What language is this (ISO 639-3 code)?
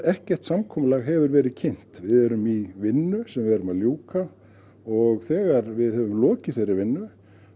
isl